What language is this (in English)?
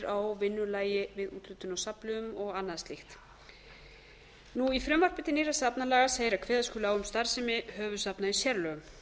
Icelandic